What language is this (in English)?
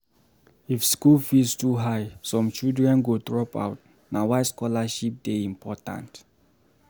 Nigerian Pidgin